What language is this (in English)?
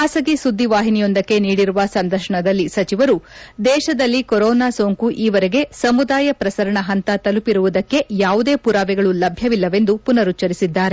Kannada